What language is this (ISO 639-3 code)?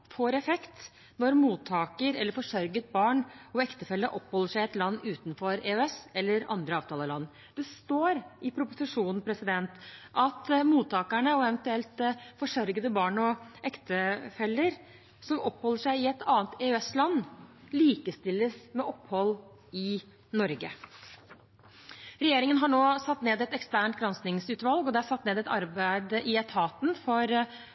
nob